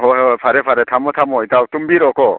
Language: Manipuri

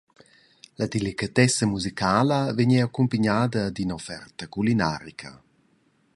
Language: Romansh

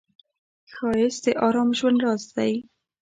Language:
Pashto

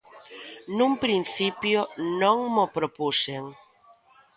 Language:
Galician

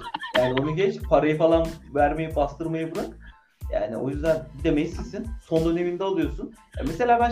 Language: Turkish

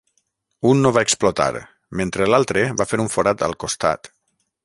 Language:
Catalan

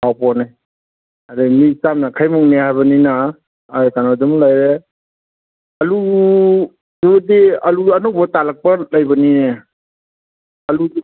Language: Manipuri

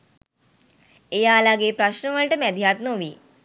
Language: Sinhala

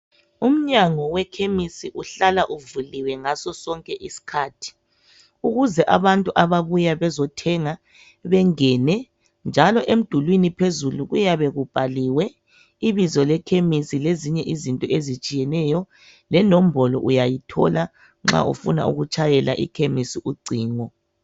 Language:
North Ndebele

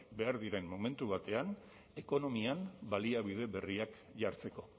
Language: Basque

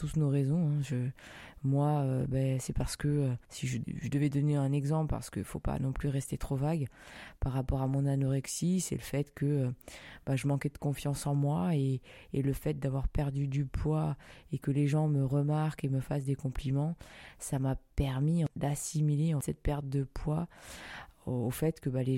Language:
French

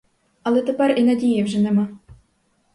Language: Ukrainian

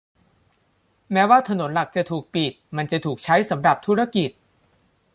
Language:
Thai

